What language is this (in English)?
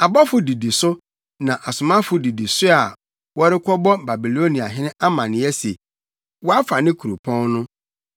Akan